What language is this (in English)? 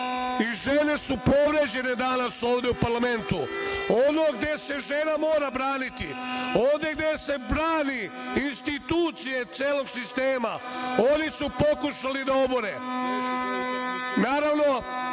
Serbian